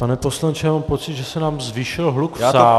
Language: Czech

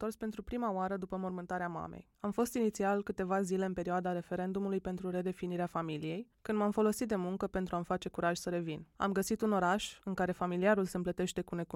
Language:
Romanian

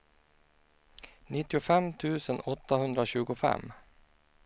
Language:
Swedish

